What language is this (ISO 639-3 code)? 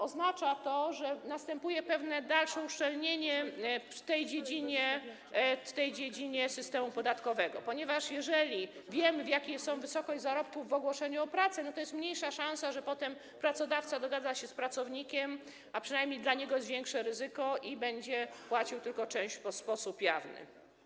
pol